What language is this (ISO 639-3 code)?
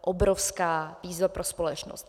ces